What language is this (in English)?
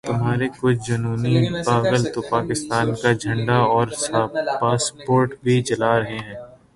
Urdu